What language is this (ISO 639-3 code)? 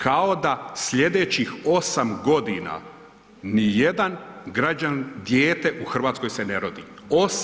hrv